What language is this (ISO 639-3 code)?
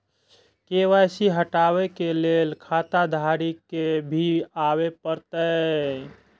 mai